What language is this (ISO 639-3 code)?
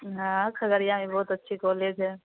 urd